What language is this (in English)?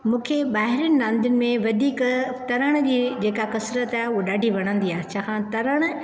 Sindhi